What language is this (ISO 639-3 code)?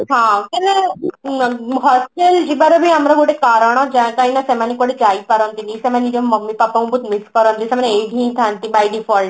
ori